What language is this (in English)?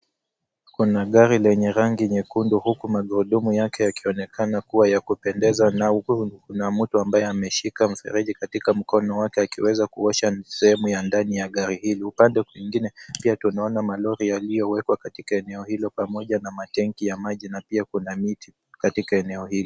Swahili